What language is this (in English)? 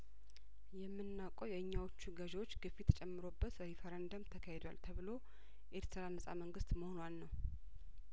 Amharic